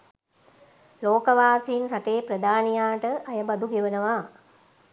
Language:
Sinhala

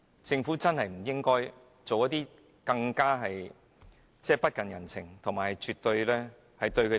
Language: Cantonese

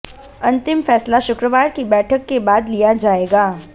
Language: Hindi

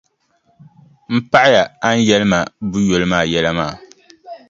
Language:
Dagbani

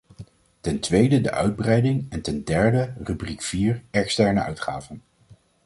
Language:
Dutch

